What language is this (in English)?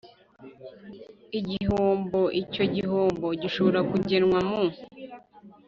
Kinyarwanda